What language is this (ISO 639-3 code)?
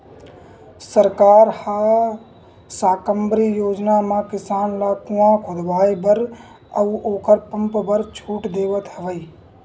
hne